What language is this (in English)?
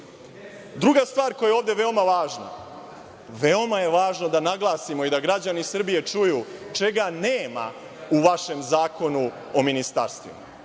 Serbian